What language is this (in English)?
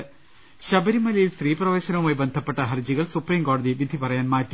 Malayalam